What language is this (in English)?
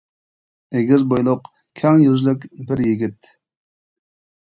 Uyghur